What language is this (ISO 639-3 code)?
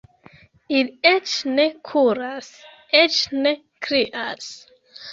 epo